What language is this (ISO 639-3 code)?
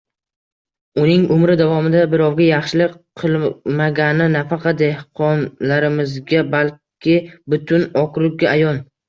uzb